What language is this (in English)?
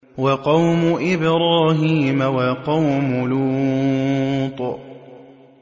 Arabic